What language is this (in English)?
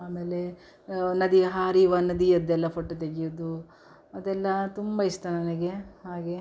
Kannada